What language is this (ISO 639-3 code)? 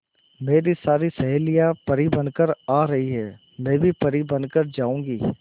hin